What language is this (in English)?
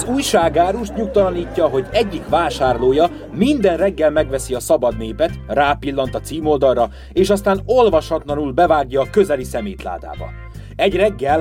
Hungarian